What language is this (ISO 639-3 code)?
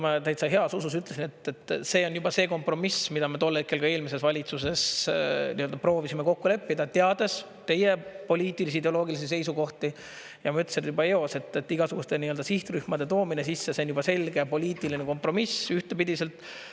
est